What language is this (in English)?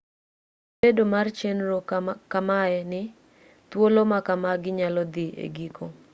Luo (Kenya and Tanzania)